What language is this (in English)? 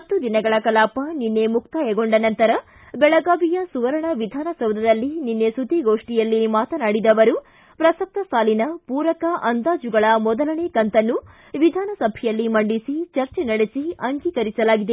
Kannada